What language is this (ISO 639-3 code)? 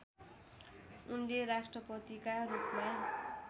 nep